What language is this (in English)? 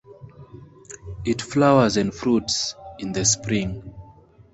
English